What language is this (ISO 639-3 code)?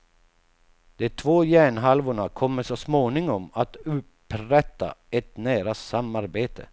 swe